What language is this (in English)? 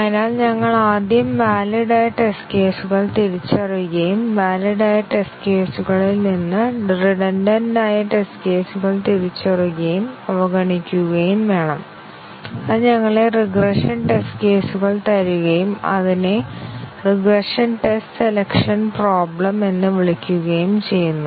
Malayalam